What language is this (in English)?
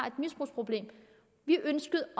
Danish